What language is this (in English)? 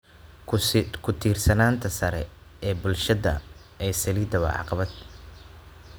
Somali